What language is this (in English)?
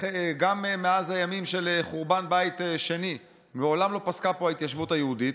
Hebrew